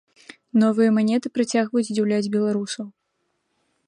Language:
Belarusian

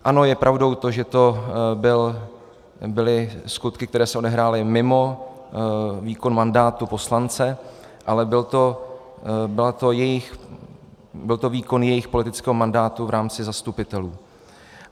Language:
Czech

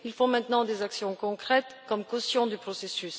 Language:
French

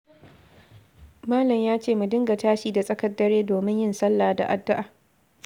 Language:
Hausa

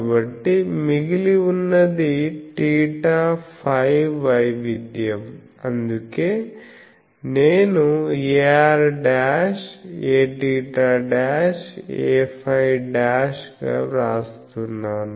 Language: Telugu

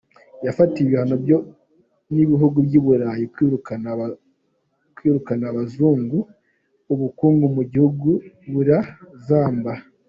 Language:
Kinyarwanda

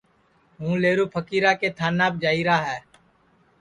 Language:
Sansi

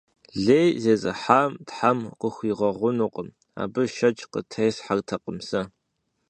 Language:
Kabardian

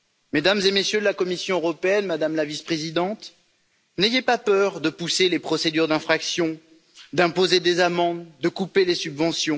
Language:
French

